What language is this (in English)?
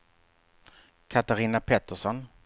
Swedish